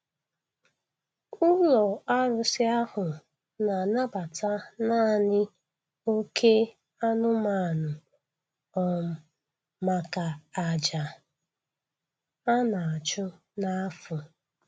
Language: Igbo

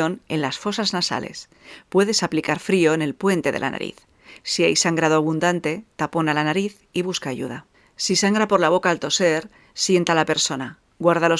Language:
Spanish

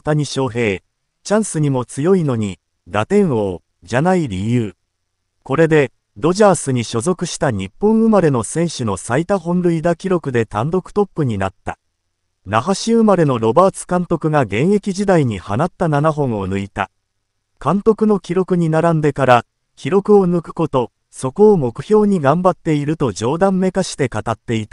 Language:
Japanese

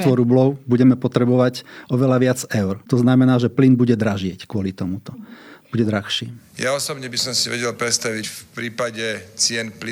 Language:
Slovak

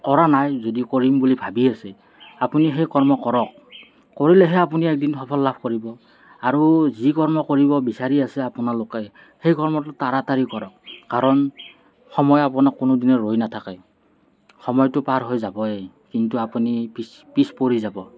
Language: Assamese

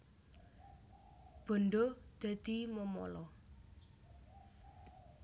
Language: Javanese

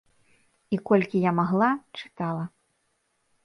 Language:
Belarusian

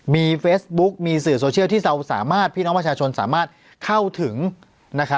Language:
Thai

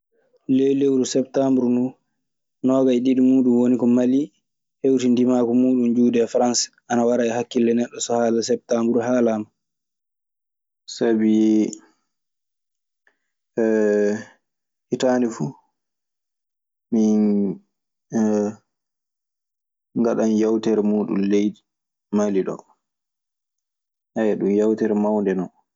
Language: Maasina Fulfulde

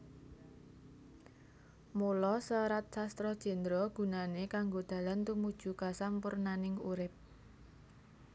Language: Javanese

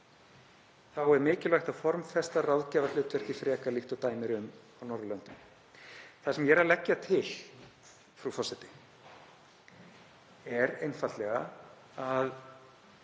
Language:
Icelandic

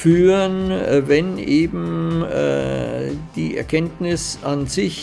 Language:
German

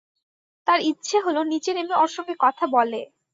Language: Bangla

